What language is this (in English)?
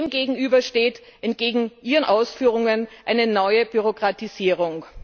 German